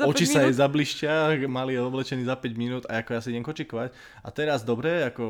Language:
Slovak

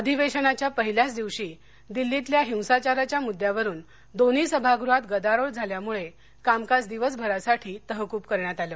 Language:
Marathi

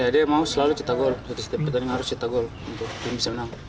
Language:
Indonesian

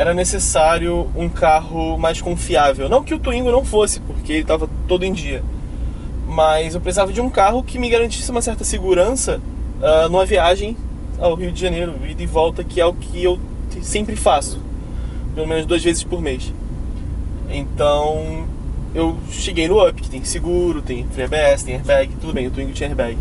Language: Portuguese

